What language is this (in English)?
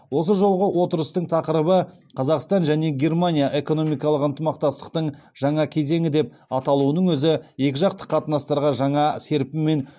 Kazakh